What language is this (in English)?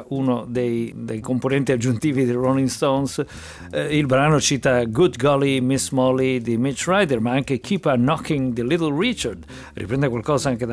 Italian